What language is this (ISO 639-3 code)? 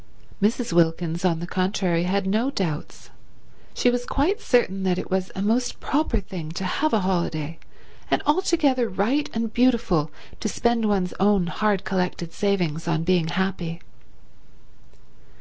eng